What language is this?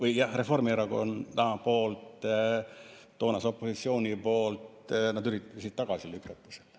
Estonian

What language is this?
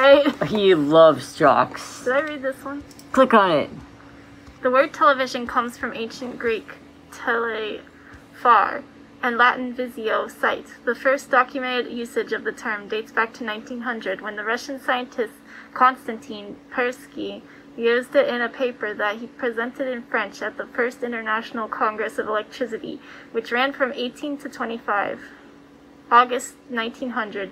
English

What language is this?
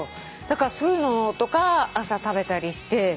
Japanese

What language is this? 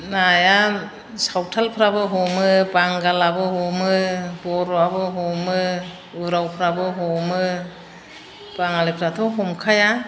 Bodo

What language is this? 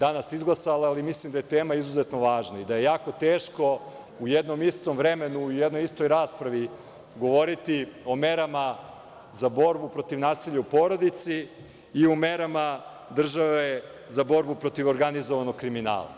Serbian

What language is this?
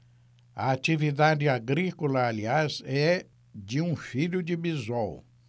Portuguese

